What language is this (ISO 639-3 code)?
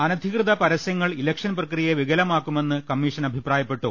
mal